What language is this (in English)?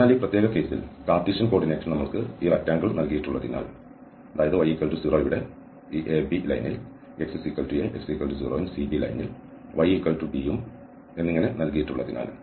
Malayalam